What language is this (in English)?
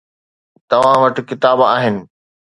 Sindhi